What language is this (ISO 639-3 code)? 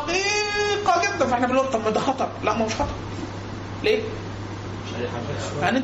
ara